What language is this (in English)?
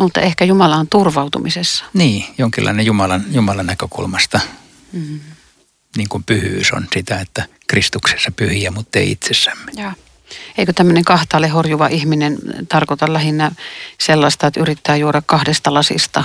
Finnish